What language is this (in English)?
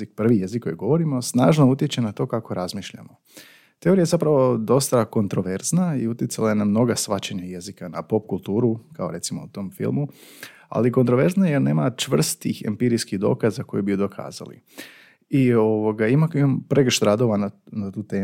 Croatian